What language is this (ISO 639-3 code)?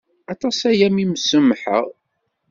kab